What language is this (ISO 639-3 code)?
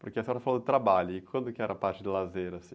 por